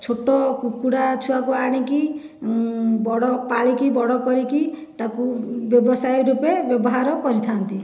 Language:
Odia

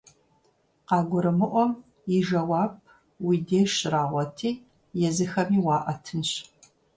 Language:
Kabardian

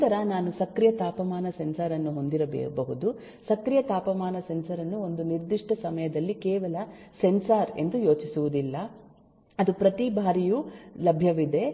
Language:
Kannada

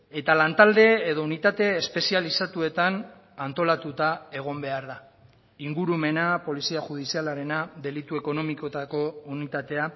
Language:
Basque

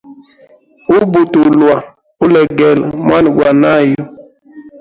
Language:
Hemba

